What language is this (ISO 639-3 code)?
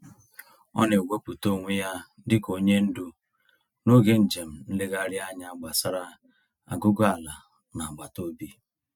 ibo